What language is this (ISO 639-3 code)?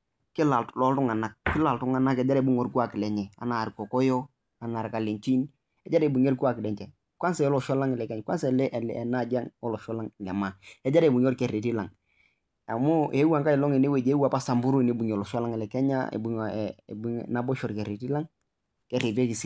mas